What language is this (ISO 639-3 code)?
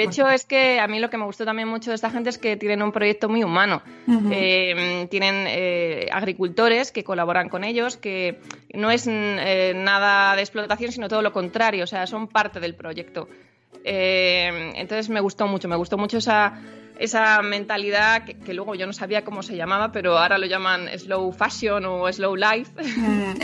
spa